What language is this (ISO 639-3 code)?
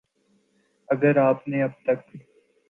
urd